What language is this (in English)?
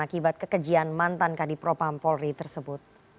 Indonesian